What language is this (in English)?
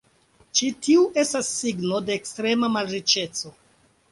Esperanto